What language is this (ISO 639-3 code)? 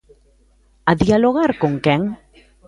glg